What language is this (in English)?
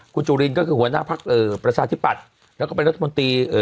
Thai